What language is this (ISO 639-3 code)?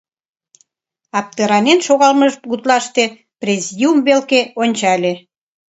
chm